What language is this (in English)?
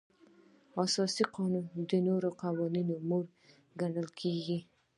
Pashto